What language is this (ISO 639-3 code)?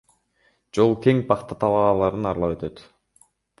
kir